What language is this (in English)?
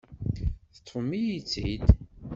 Kabyle